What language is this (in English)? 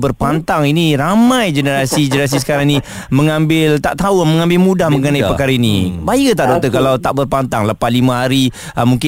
Malay